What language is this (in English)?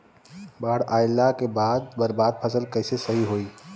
Bhojpuri